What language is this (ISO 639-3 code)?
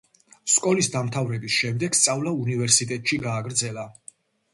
kat